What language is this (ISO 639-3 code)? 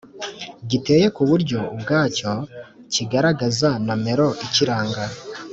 kin